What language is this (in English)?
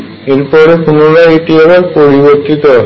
Bangla